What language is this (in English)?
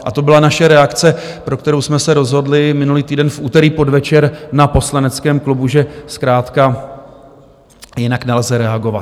Czech